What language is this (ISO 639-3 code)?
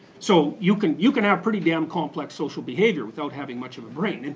eng